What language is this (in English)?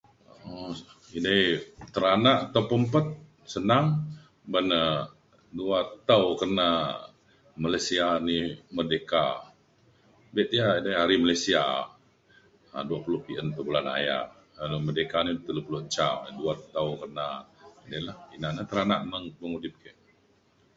Mainstream Kenyah